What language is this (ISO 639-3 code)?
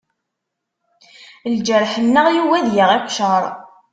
kab